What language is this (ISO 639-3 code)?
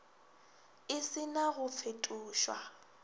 nso